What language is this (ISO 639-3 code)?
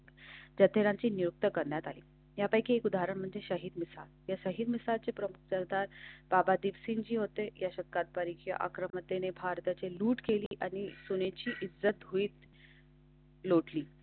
mar